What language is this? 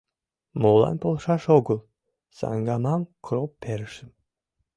Mari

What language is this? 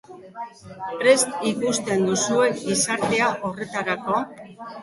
Basque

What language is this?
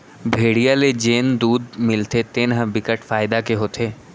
Chhattisgarhi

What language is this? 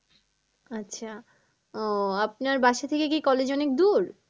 Bangla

